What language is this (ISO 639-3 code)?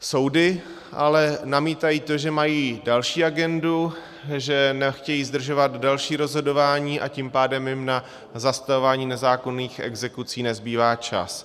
ces